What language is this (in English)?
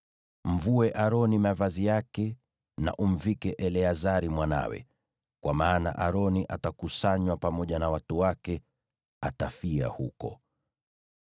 Swahili